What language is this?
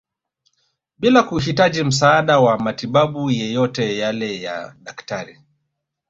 Swahili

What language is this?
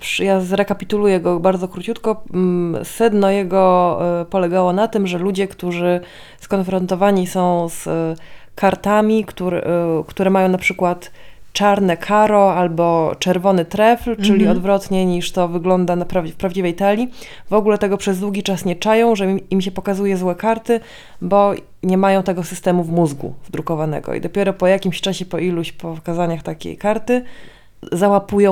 Polish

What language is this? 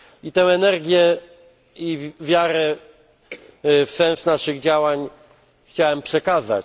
Polish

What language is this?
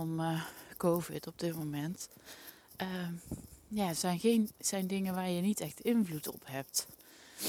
Dutch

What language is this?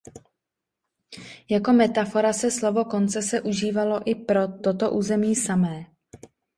Czech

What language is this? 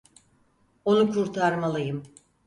Turkish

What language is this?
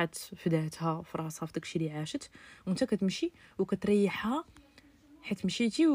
Arabic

